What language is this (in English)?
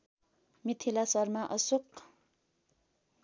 Nepali